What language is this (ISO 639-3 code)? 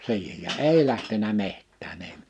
fin